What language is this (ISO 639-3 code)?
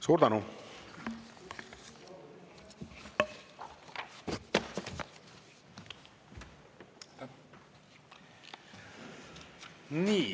est